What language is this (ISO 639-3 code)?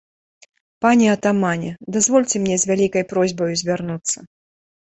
bel